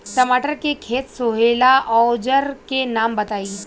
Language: Bhojpuri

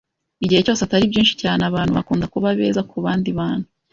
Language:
Kinyarwanda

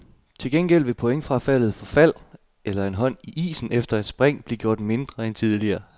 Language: Danish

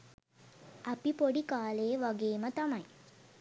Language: Sinhala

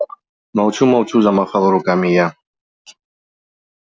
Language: Russian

